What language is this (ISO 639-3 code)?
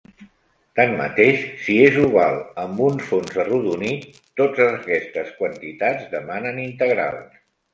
cat